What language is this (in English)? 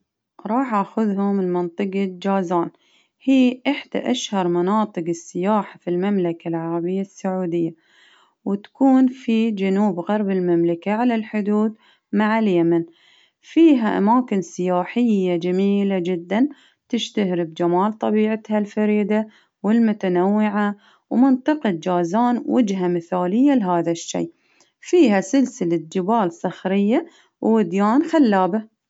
Baharna Arabic